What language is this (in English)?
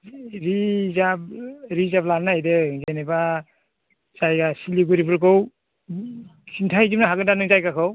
Bodo